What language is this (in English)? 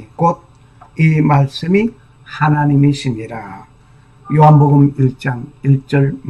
Korean